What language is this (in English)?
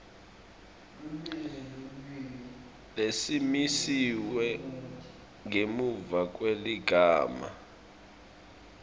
Swati